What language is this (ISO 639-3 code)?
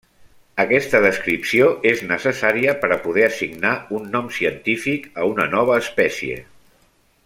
cat